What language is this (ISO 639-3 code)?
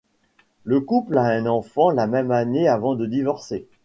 fra